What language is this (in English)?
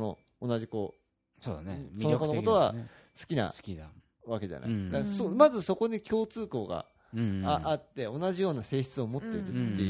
Japanese